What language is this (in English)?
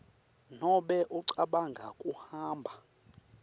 Swati